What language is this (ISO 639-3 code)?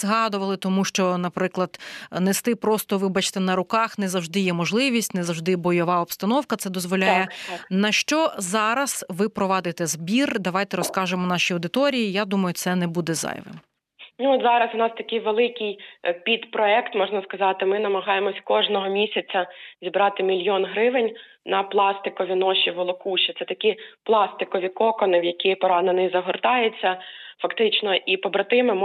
ukr